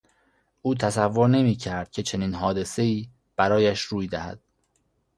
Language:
Persian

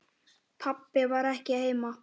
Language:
Icelandic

